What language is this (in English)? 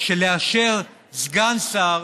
Hebrew